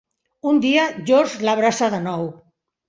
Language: Catalan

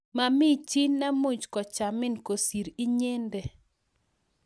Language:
Kalenjin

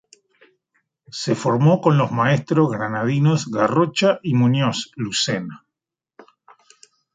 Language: Spanish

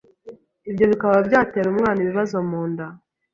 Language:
Kinyarwanda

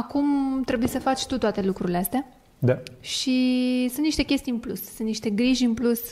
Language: Romanian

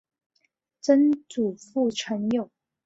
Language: Chinese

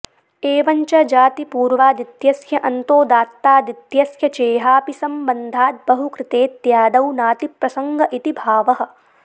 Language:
Sanskrit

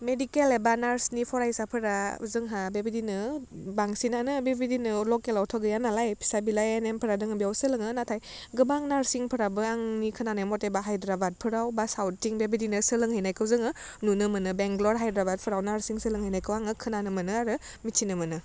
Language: Bodo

